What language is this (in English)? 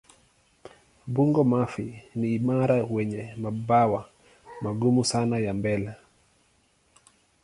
Swahili